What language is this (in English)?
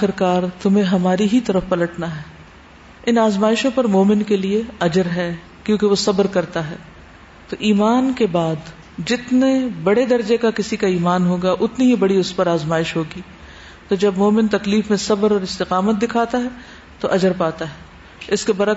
Urdu